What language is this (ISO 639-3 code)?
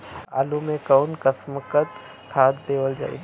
bho